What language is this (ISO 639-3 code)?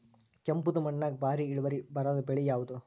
kan